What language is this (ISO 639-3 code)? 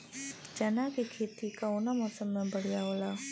bho